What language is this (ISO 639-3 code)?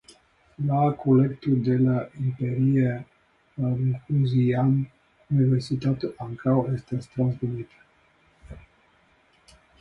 epo